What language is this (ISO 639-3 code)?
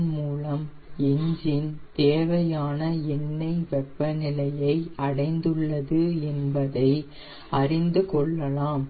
tam